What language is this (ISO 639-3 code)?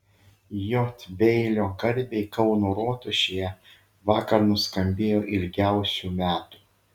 lit